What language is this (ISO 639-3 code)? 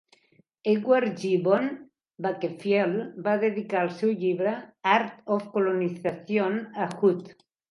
cat